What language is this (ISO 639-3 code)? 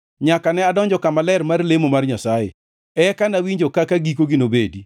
luo